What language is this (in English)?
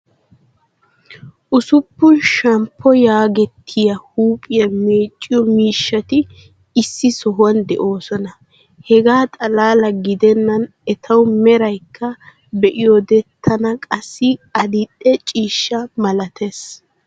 Wolaytta